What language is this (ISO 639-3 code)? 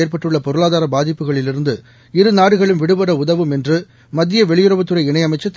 tam